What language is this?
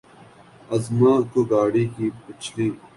Urdu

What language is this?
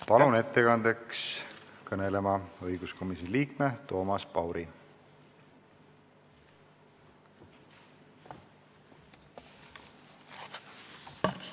Estonian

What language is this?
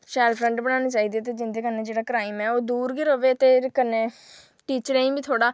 Dogri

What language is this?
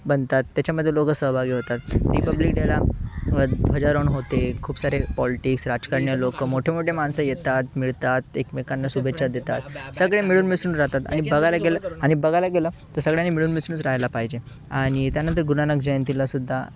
Marathi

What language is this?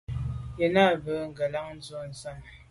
Medumba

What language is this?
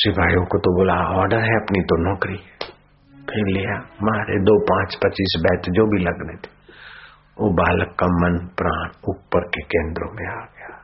Hindi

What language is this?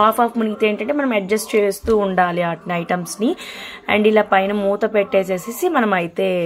Telugu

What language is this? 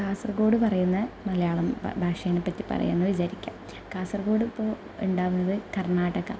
Malayalam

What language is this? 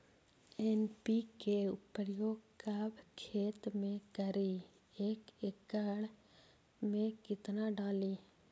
Magahi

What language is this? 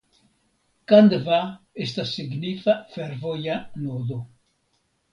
Esperanto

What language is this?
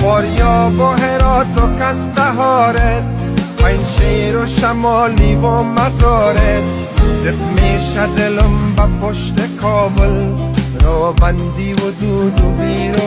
Persian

